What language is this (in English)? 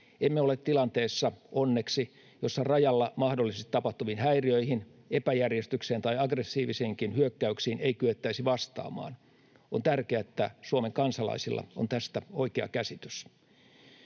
Finnish